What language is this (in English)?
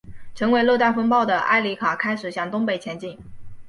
Chinese